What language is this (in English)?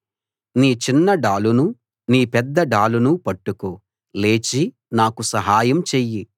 Telugu